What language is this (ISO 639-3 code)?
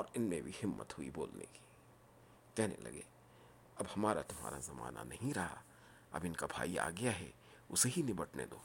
urd